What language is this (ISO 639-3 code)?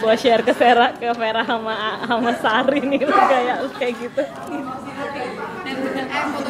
ind